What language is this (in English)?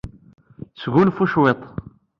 Kabyle